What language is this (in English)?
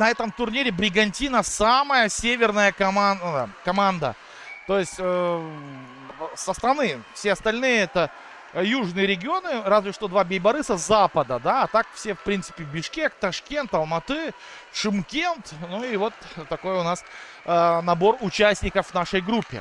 Russian